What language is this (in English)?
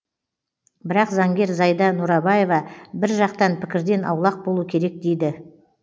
Kazakh